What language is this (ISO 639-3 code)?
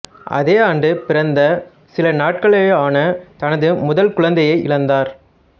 tam